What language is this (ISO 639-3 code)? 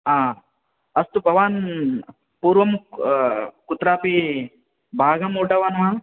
san